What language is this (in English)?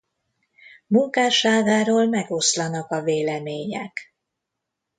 Hungarian